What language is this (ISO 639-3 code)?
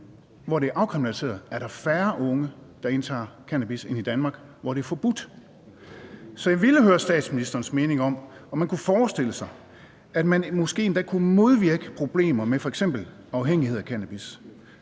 dan